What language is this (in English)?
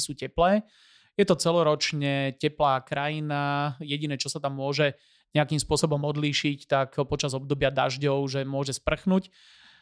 Slovak